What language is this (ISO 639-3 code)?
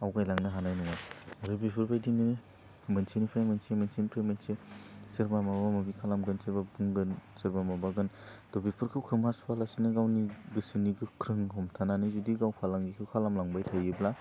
brx